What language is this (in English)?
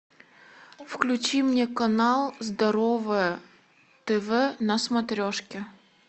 Russian